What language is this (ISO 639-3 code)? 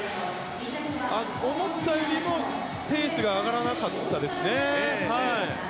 jpn